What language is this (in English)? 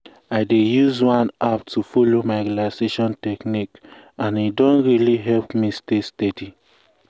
Nigerian Pidgin